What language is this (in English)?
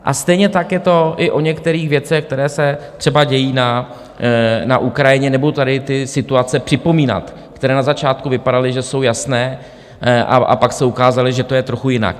Czech